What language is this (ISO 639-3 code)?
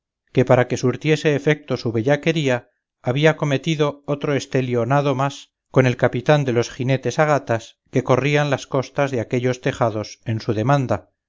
spa